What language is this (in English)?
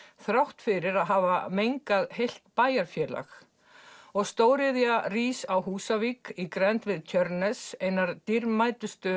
Icelandic